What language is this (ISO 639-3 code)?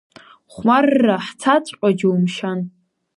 abk